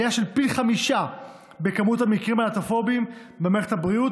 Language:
Hebrew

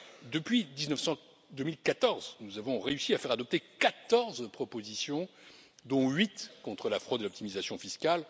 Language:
French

